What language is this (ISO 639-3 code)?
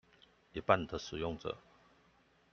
zho